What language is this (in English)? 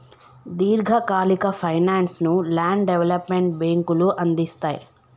Telugu